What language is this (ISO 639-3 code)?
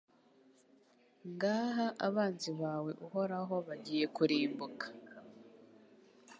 kin